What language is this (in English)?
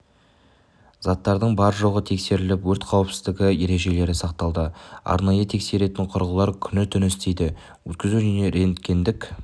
Kazakh